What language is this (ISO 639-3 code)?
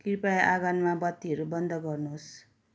nep